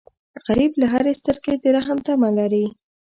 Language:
Pashto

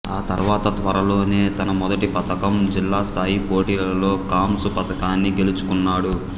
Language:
Telugu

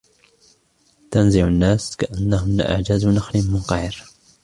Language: Arabic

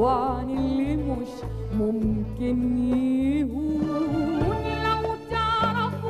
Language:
Arabic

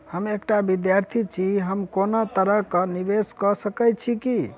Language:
Maithili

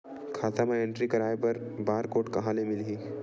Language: Chhattisgarhi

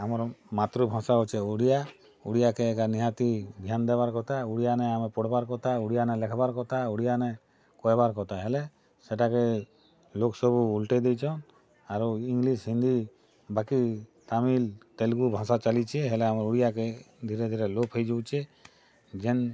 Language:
Odia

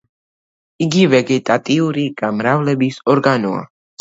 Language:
Georgian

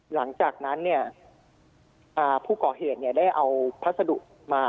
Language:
Thai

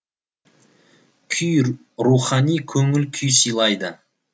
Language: Kazakh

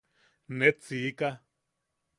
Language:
Yaqui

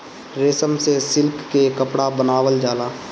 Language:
Bhojpuri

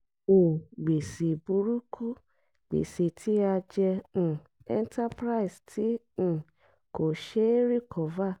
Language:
Yoruba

